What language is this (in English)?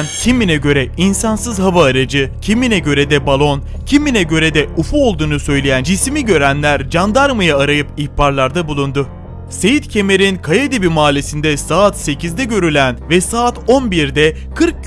Turkish